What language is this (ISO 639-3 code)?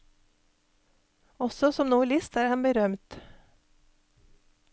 nor